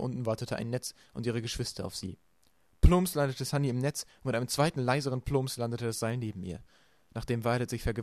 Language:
German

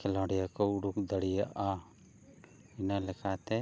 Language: Santali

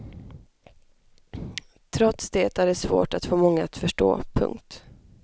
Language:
Swedish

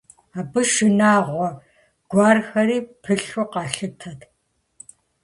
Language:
Kabardian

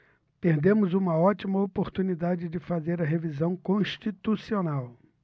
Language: Portuguese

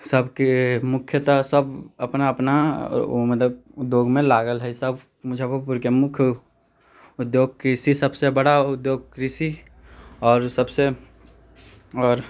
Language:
Maithili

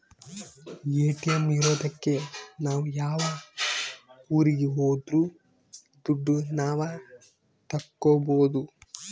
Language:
Kannada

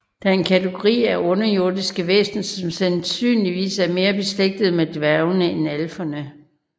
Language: Danish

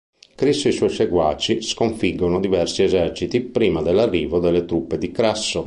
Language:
Italian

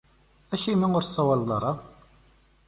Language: Kabyle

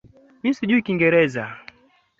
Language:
Swahili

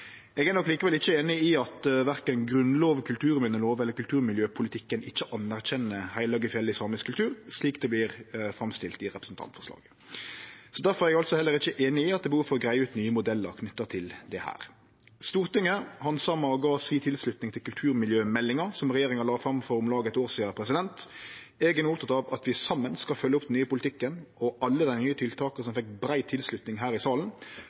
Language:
Norwegian Nynorsk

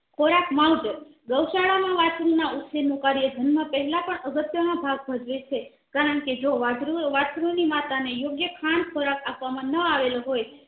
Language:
Gujarati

